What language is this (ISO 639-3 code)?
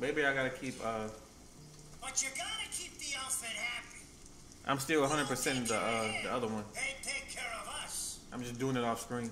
eng